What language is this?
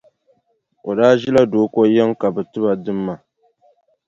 Dagbani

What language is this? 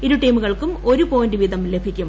Malayalam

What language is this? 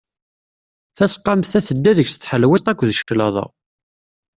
Kabyle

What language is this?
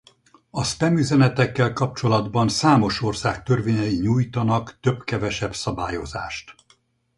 Hungarian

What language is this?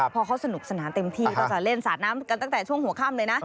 Thai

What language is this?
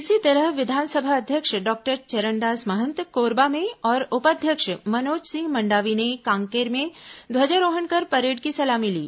Hindi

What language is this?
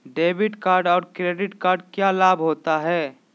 Magahi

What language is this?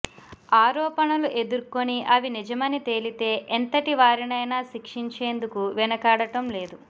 Telugu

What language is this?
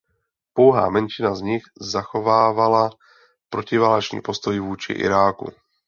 Czech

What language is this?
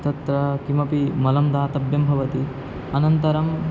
Sanskrit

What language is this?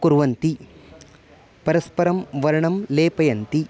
Sanskrit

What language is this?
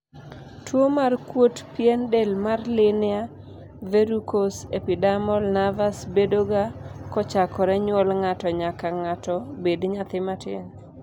Luo (Kenya and Tanzania)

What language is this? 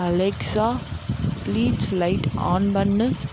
Tamil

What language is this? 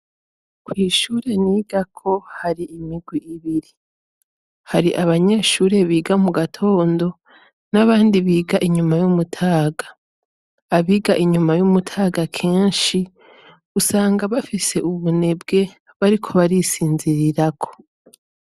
Rundi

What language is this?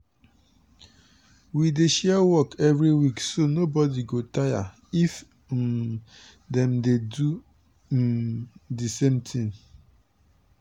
Nigerian Pidgin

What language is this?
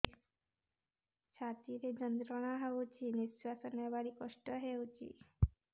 Odia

